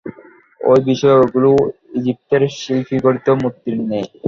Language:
Bangla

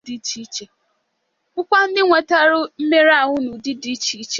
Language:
Igbo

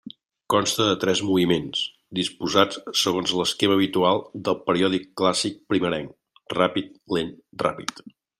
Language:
Catalan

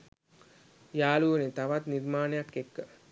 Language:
Sinhala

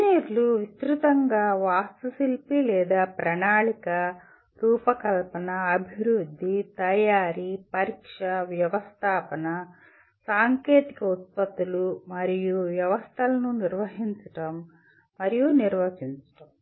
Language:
Telugu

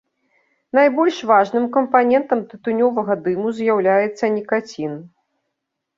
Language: Belarusian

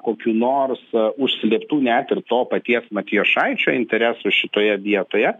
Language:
Lithuanian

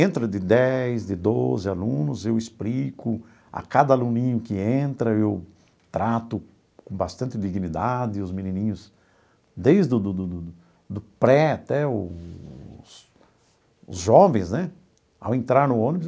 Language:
Portuguese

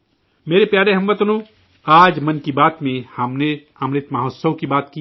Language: Urdu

